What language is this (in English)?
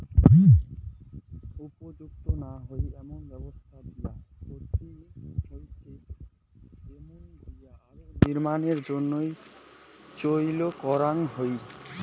Bangla